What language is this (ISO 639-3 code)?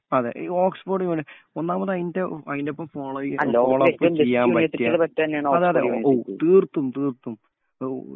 mal